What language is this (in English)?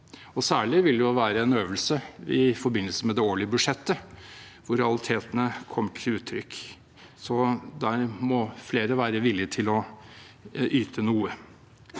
Norwegian